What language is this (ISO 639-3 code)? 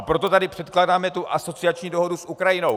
ces